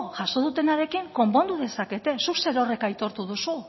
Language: Basque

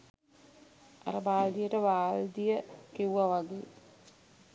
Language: Sinhala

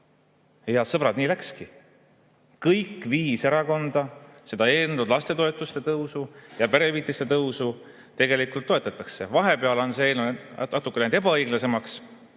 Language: Estonian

